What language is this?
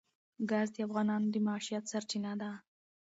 Pashto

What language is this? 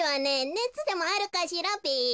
Japanese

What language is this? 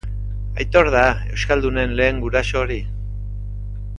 Basque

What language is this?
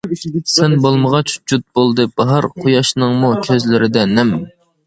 Uyghur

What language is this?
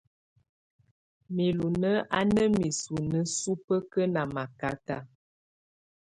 Tunen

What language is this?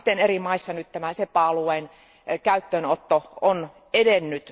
Finnish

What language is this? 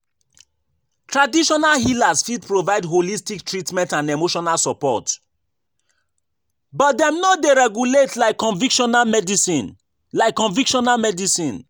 Nigerian Pidgin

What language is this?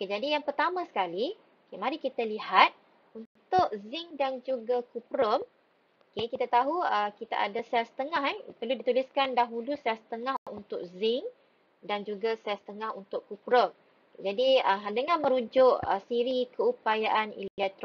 Malay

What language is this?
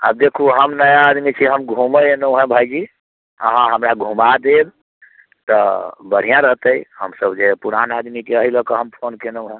Maithili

